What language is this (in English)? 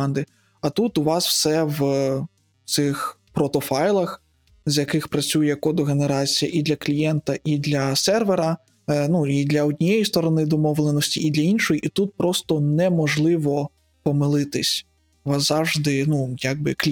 Ukrainian